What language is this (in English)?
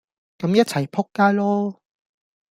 Cantonese